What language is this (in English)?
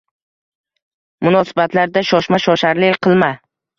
Uzbek